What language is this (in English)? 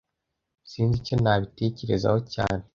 Kinyarwanda